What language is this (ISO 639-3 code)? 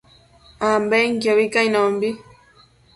mcf